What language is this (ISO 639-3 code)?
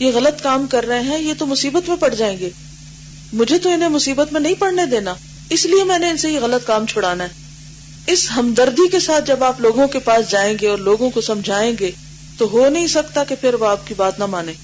urd